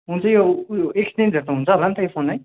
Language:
Nepali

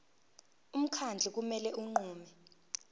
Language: Zulu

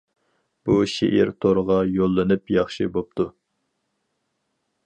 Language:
Uyghur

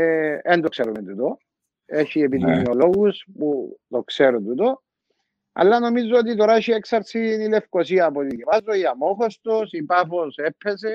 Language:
Greek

